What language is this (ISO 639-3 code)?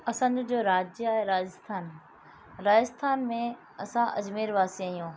snd